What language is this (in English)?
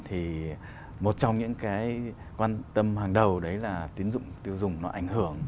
Vietnamese